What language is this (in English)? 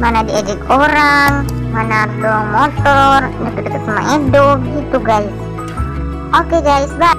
Indonesian